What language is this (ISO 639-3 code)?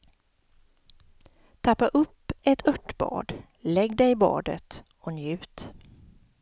swe